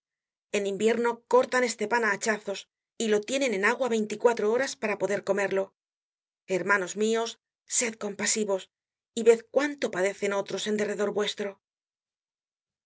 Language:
Spanish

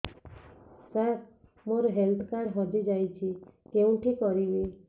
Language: Odia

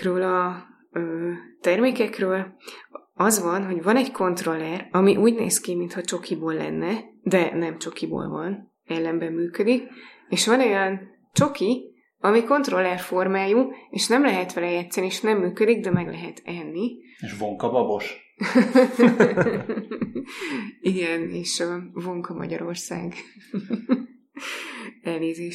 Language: Hungarian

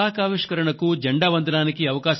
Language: Telugu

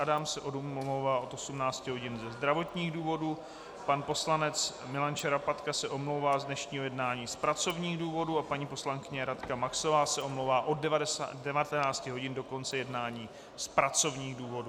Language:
Czech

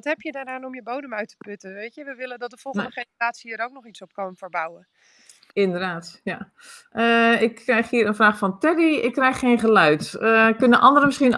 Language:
Dutch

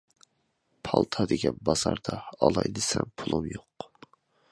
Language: Uyghur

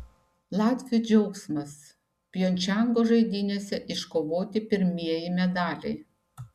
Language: Lithuanian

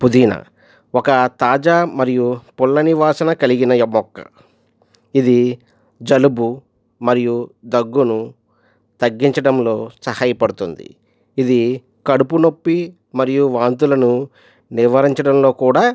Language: Telugu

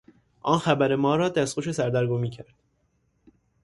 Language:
Persian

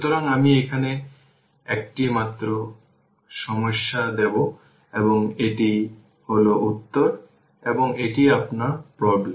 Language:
Bangla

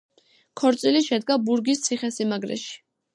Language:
Georgian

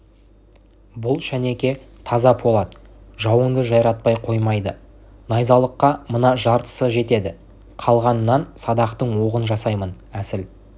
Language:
Kazakh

